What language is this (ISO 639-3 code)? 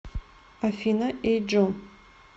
rus